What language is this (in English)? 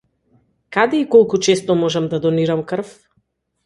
Macedonian